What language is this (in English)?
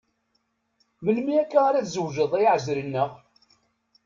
Kabyle